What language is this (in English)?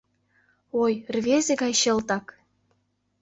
Mari